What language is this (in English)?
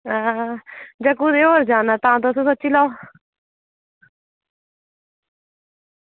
Dogri